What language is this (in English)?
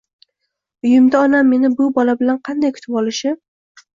Uzbek